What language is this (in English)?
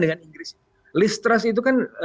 Indonesian